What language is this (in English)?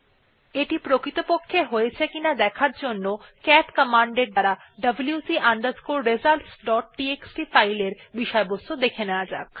Bangla